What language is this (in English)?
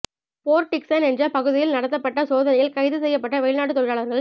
Tamil